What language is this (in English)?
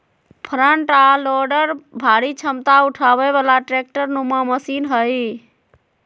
Magahi